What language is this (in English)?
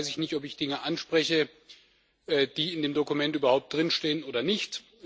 German